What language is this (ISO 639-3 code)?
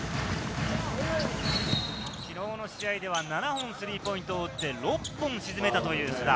jpn